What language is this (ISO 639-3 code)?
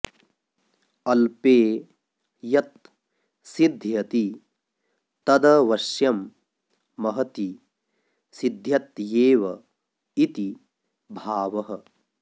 san